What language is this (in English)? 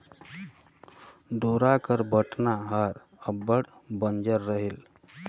Chhattisgarhi